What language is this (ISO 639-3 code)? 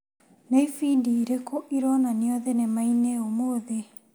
kik